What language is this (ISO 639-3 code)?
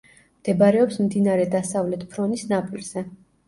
kat